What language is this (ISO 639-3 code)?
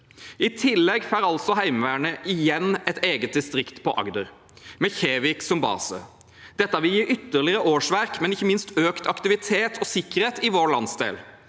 nor